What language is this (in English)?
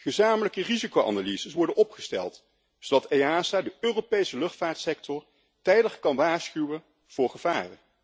Dutch